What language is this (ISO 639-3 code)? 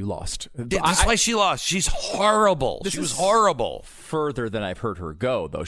eng